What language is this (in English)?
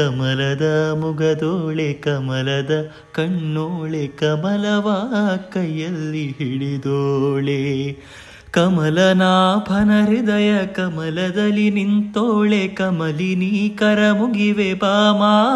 Kannada